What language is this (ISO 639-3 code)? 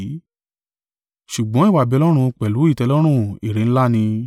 yor